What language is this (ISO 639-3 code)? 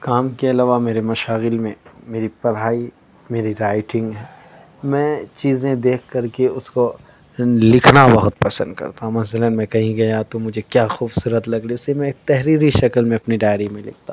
urd